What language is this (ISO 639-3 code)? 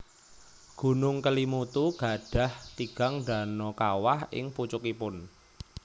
jav